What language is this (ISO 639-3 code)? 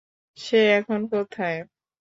ben